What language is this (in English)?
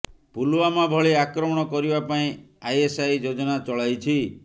Odia